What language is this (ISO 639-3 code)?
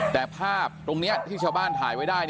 tha